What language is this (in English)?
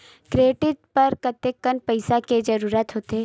Chhattisgarhi